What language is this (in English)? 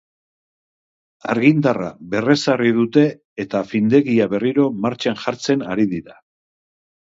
Basque